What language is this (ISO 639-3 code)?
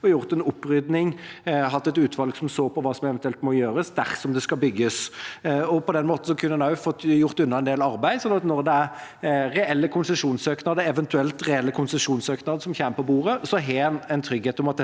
nor